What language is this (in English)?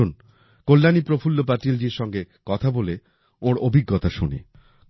Bangla